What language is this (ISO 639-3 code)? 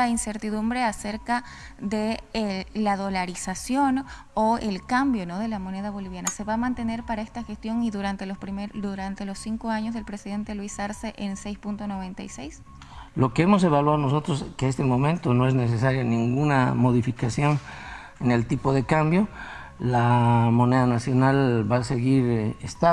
spa